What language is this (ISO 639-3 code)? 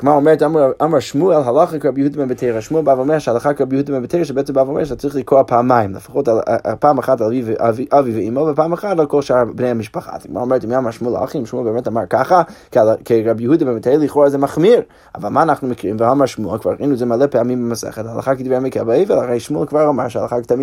heb